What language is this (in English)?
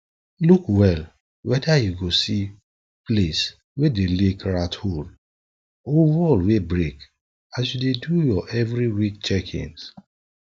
Nigerian Pidgin